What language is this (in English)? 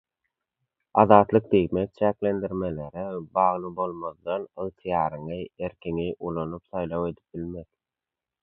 Turkmen